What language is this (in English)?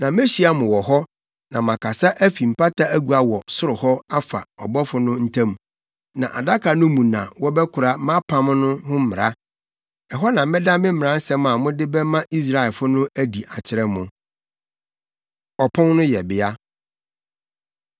Akan